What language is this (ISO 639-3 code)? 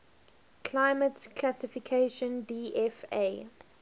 eng